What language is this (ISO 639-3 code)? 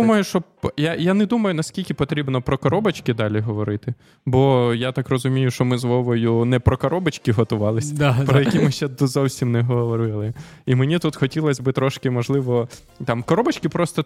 ukr